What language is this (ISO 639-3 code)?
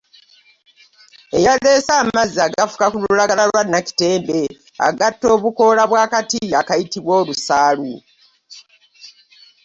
lug